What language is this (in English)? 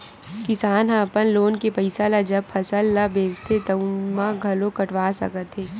Chhattisgarhi